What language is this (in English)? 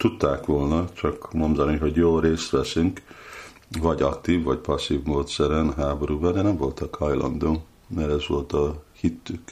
Hungarian